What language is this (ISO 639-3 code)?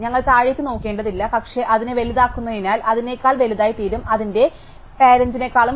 mal